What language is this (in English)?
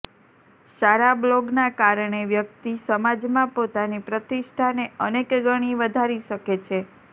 Gujarati